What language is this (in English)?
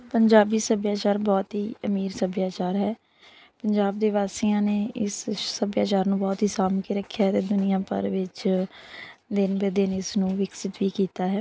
Punjabi